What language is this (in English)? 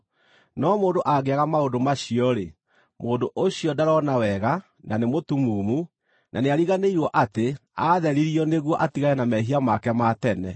Kikuyu